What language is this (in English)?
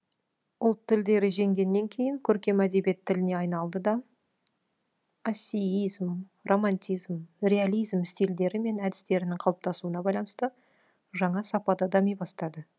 Kazakh